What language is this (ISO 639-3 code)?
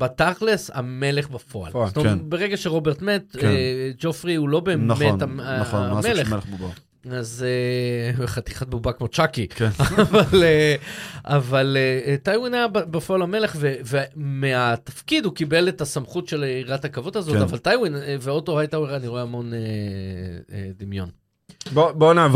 heb